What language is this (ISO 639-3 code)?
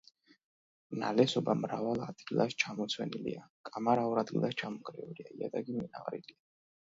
kat